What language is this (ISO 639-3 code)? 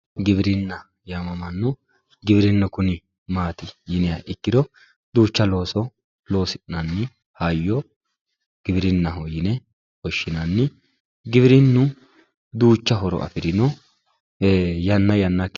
sid